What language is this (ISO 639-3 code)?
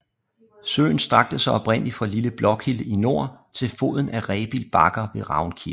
dan